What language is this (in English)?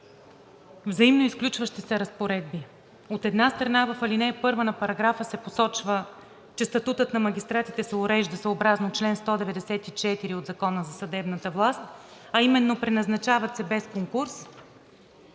Bulgarian